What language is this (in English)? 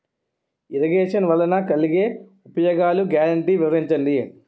Telugu